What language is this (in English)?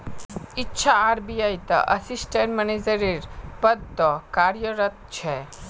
Magahi